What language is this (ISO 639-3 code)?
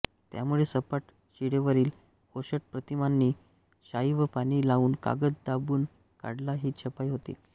mar